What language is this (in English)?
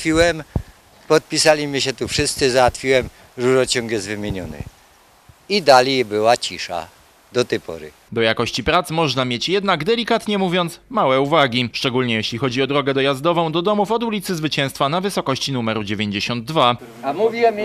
Polish